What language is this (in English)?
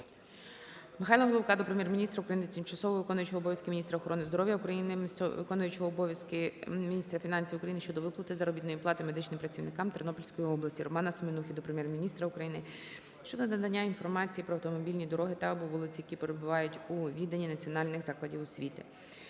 Ukrainian